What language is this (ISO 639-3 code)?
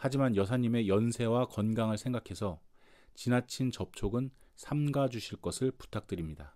kor